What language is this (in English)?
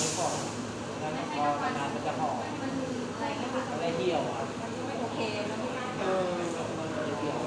Thai